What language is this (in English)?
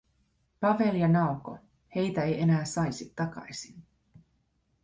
Finnish